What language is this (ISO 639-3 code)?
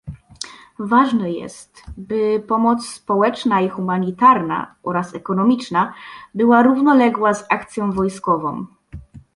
pol